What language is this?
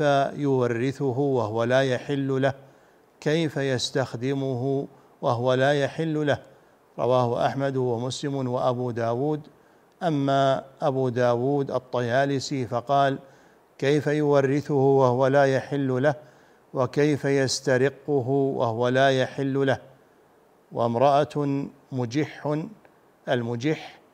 Arabic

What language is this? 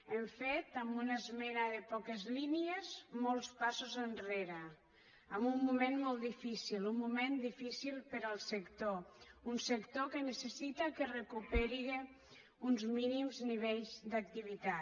Catalan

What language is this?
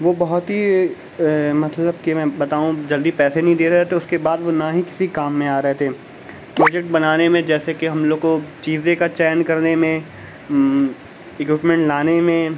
Urdu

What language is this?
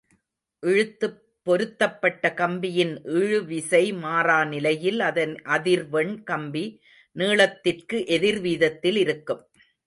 Tamil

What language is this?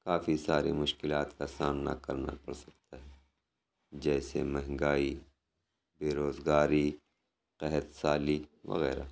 Urdu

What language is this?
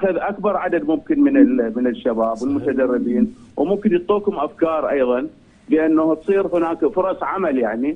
Arabic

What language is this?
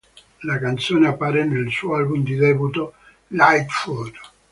Italian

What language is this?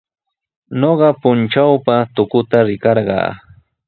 Sihuas Ancash Quechua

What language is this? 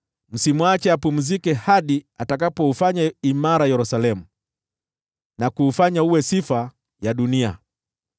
Swahili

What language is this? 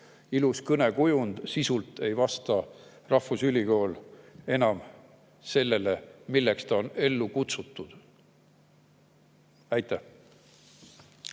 Estonian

